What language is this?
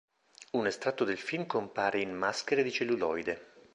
Italian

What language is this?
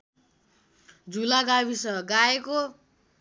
Nepali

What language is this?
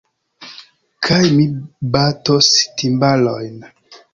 Esperanto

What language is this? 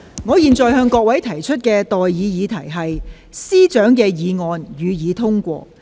Cantonese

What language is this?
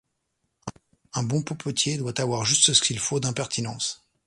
French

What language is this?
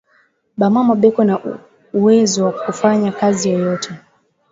Swahili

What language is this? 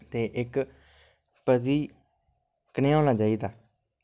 Dogri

